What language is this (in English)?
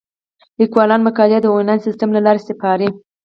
Pashto